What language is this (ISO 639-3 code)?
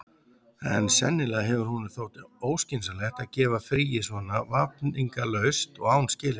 isl